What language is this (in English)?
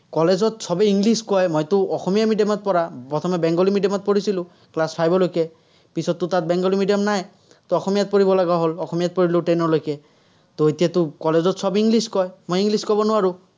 Assamese